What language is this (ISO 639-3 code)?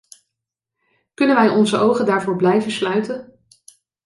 nld